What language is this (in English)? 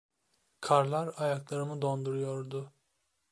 Turkish